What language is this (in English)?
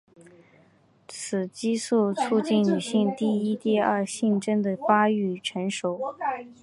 Chinese